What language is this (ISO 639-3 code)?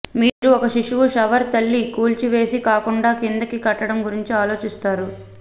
tel